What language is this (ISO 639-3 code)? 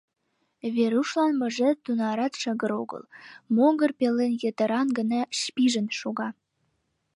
chm